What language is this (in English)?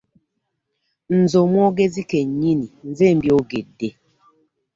Ganda